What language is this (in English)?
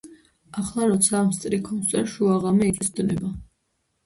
Georgian